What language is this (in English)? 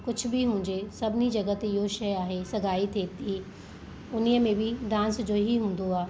Sindhi